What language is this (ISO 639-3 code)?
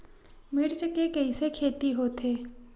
hne